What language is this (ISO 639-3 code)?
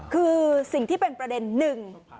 tha